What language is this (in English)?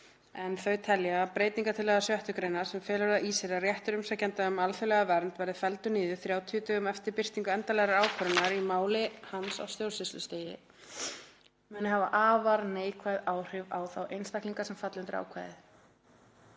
Icelandic